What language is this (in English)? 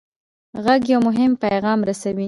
Pashto